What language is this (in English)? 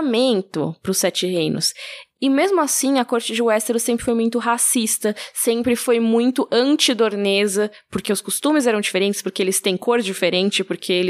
Portuguese